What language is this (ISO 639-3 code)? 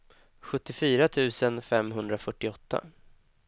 swe